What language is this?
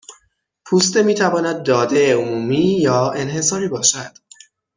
Persian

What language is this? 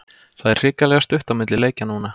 Icelandic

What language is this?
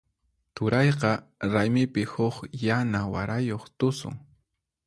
Puno Quechua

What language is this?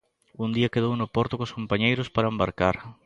Galician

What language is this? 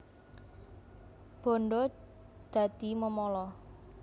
Javanese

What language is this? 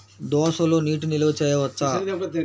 Telugu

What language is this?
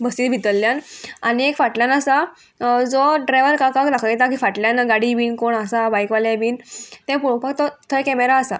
Konkani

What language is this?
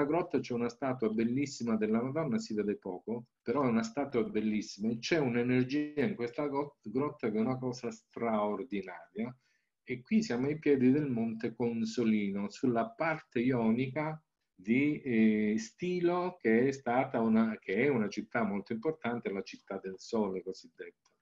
Italian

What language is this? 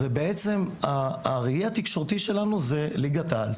Hebrew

